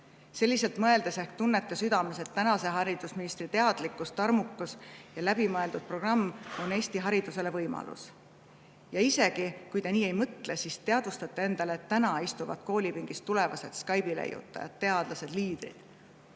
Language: Estonian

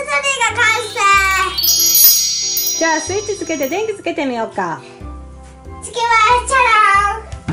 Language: Japanese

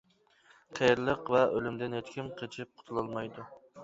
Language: Uyghur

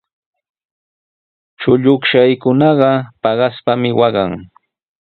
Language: Sihuas Ancash Quechua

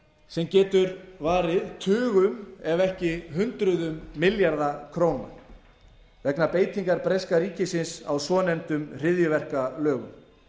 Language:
Icelandic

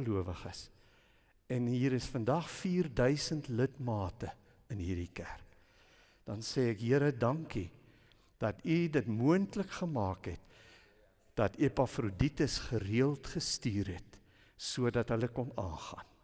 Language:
Dutch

